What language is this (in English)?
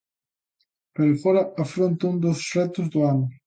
Galician